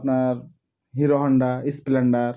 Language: Bangla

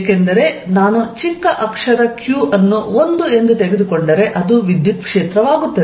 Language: Kannada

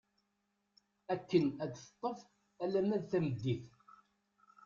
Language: Kabyle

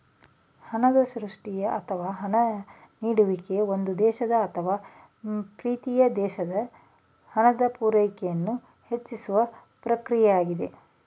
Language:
Kannada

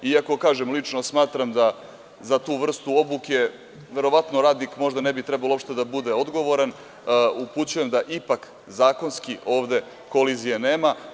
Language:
Serbian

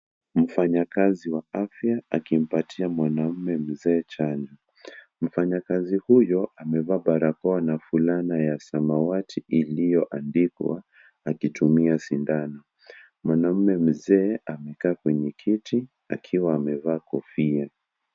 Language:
Swahili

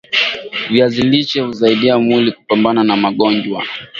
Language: Swahili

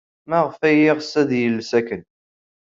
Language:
Kabyle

